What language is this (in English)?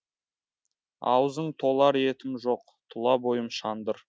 Kazakh